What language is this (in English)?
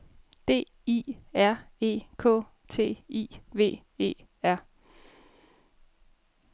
Danish